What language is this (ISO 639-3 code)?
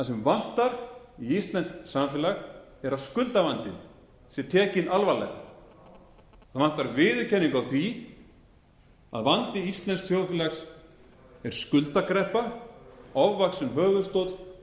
isl